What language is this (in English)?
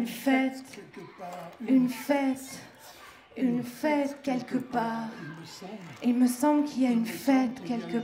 French